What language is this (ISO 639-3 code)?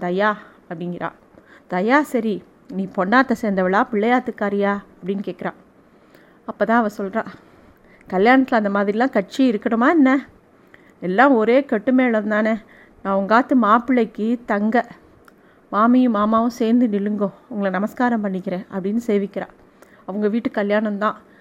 tam